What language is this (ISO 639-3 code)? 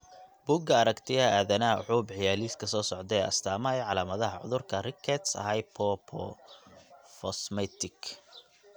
som